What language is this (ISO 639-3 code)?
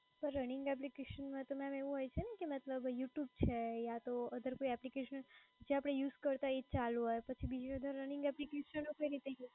guj